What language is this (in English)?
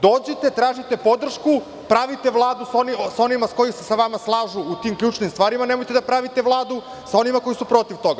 Serbian